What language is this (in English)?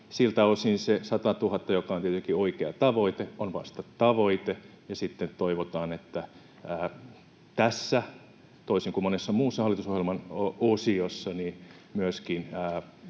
Finnish